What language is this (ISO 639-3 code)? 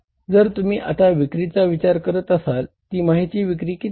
mar